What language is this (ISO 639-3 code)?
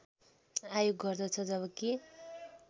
nep